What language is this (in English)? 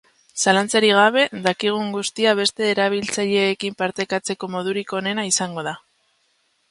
Basque